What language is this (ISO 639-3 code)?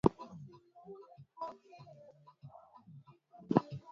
swa